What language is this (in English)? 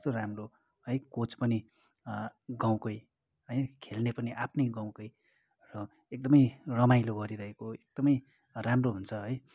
Nepali